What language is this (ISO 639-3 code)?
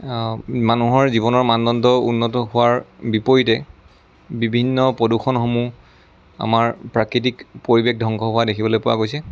asm